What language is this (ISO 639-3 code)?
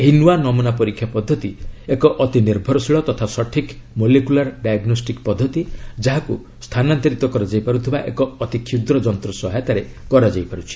ori